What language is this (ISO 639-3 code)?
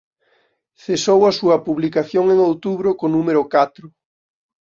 glg